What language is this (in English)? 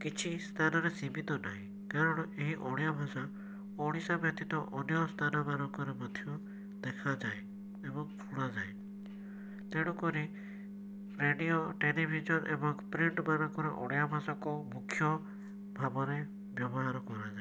Odia